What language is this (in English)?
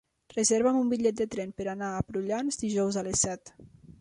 Catalan